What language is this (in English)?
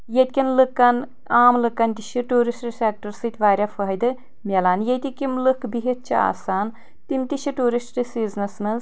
Kashmiri